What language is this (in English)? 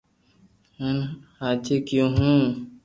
Loarki